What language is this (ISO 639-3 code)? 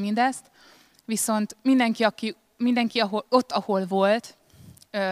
hun